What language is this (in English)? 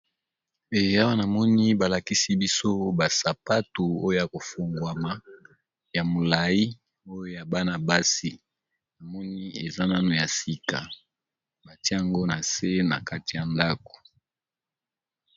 Lingala